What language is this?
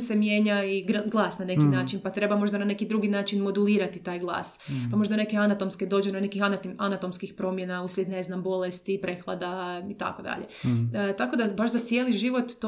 Croatian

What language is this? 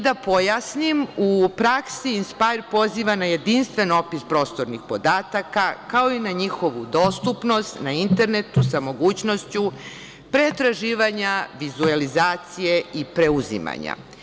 Serbian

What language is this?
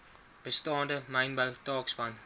Afrikaans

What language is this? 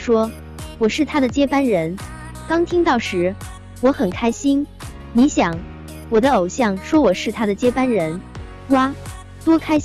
Chinese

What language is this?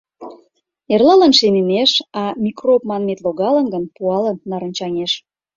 Mari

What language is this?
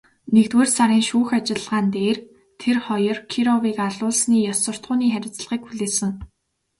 Mongolian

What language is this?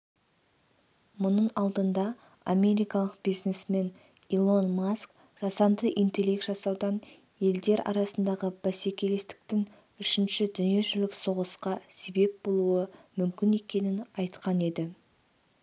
Kazakh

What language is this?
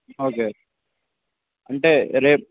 Telugu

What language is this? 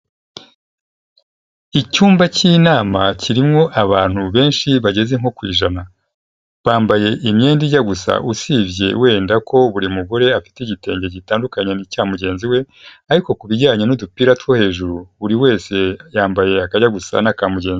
Kinyarwanda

